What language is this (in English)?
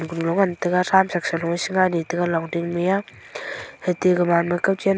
Wancho Naga